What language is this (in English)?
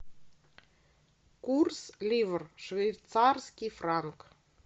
Russian